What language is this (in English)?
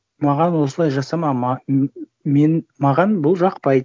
Kazakh